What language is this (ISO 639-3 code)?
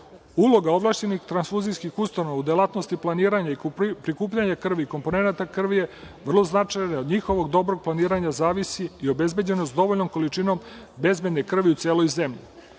srp